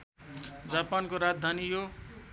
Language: Nepali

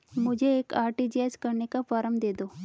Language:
Hindi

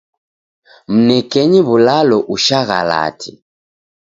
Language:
Taita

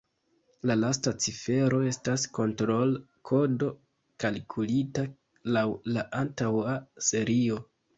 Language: Esperanto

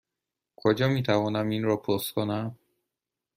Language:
Persian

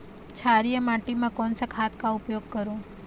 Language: Chhattisgarhi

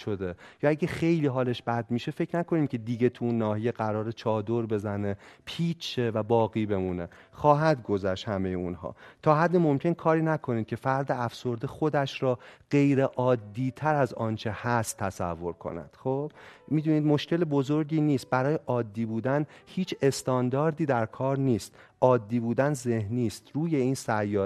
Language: Persian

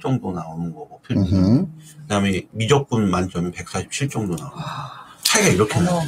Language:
Korean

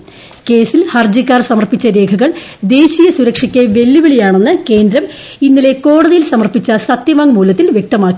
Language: Malayalam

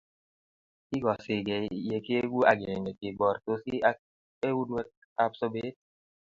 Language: Kalenjin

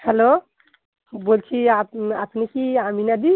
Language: Bangla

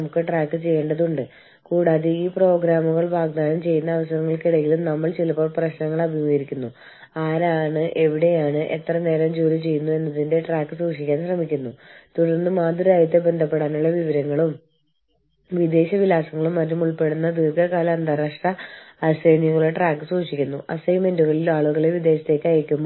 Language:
Malayalam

